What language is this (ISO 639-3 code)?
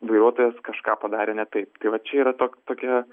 lit